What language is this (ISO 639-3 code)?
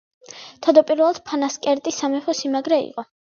kat